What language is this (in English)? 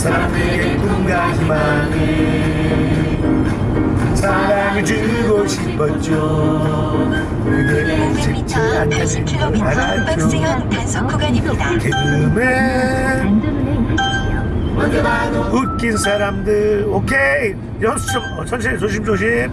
Korean